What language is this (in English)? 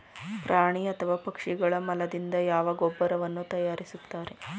Kannada